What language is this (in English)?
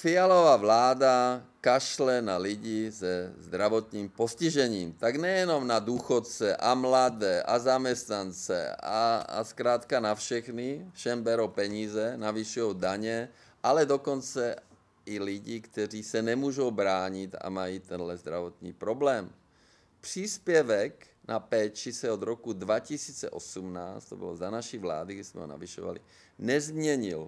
Czech